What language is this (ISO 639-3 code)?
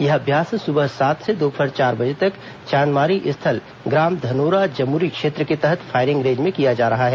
hin